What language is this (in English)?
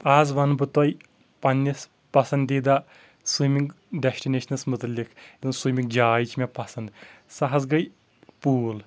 Kashmiri